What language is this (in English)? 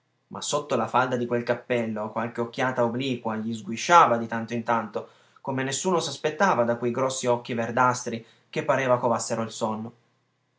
Italian